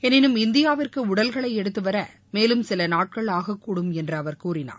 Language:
Tamil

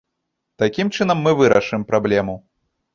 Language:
Belarusian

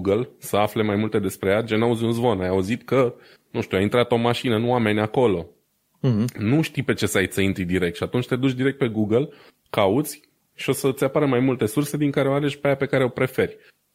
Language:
Romanian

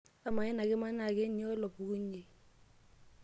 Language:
Masai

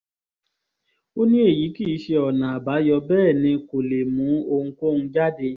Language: Yoruba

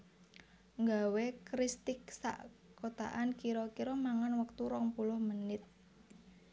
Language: Javanese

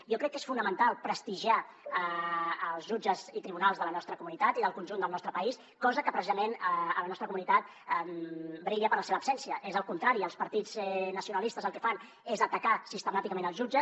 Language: Catalan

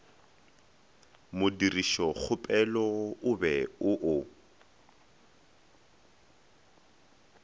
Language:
Northern Sotho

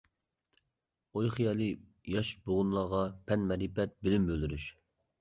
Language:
Uyghur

